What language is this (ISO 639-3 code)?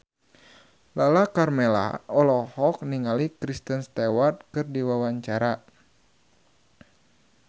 sun